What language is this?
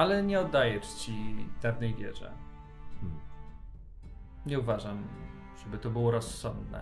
Polish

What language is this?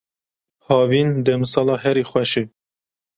Kurdish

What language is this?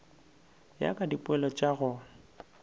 Northern Sotho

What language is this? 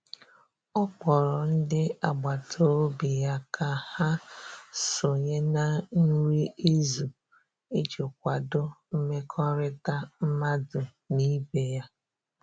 Igbo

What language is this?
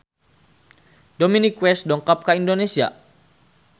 Sundanese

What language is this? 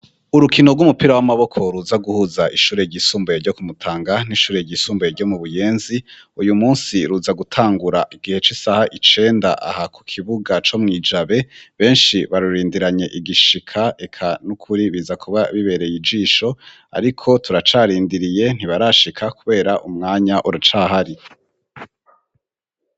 Rundi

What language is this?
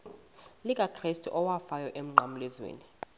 Xhosa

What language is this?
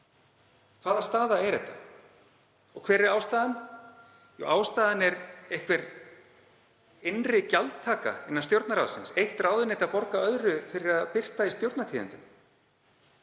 Icelandic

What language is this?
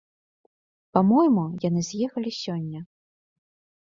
Belarusian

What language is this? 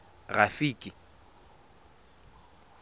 Tswana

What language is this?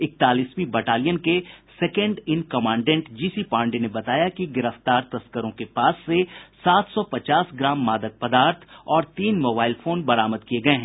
Hindi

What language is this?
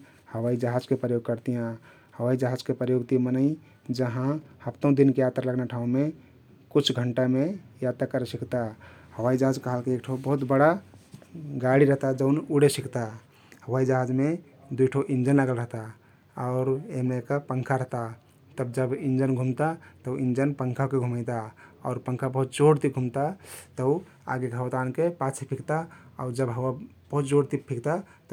Kathoriya Tharu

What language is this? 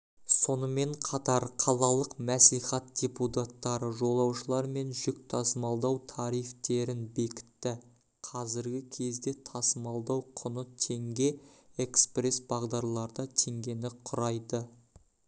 Kazakh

